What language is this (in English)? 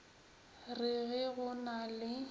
Northern Sotho